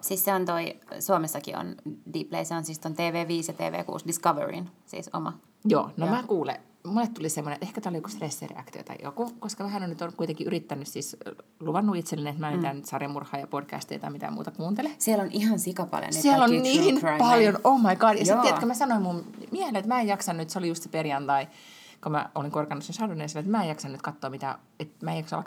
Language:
Finnish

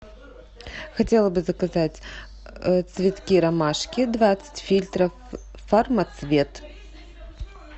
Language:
Russian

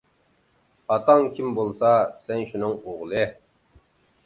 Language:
Uyghur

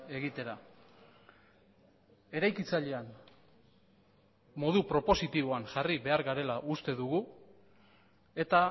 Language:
Basque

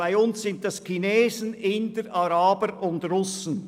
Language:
Swiss German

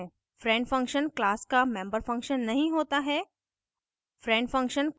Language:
Hindi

